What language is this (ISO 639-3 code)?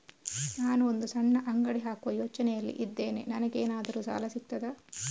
kan